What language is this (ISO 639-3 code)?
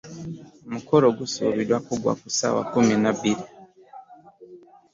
lug